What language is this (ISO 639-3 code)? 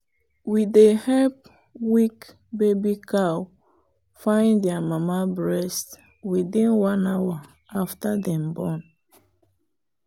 pcm